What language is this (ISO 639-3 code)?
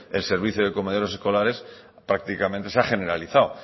spa